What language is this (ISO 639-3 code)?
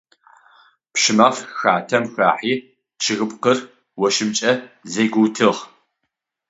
ady